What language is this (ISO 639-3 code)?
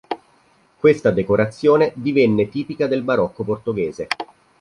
ita